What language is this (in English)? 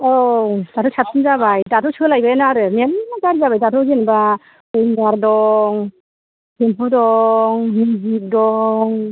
Bodo